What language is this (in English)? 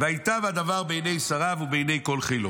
Hebrew